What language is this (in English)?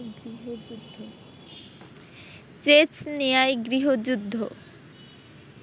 Bangla